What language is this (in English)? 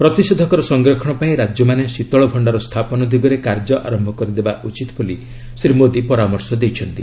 Odia